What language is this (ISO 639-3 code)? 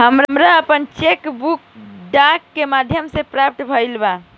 bho